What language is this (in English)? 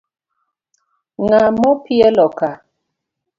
Luo (Kenya and Tanzania)